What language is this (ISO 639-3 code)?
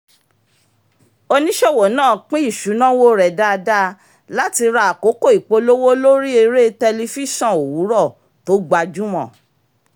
yor